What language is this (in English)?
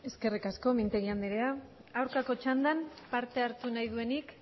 Basque